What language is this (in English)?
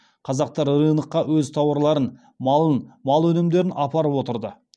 Kazakh